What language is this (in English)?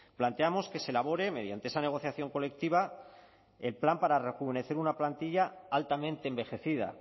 Spanish